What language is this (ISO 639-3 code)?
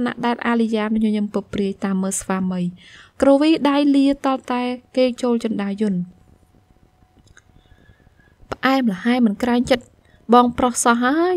vie